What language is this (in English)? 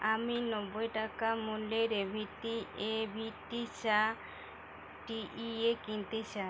Bangla